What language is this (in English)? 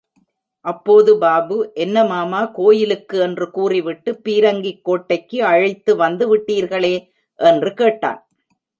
Tamil